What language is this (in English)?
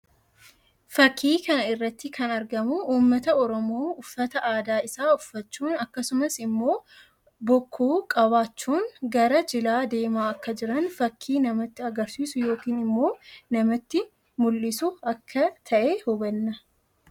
Oromo